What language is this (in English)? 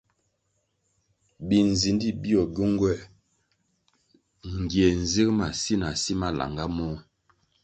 Kwasio